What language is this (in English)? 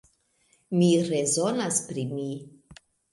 Esperanto